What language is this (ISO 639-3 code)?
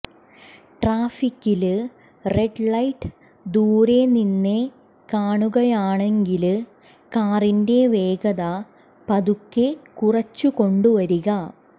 mal